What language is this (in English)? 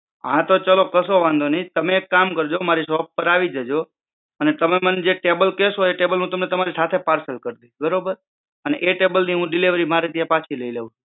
Gujarati